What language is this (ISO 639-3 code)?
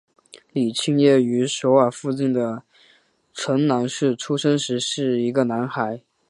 zho